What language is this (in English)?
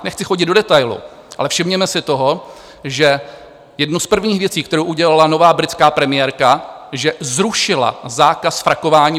Czech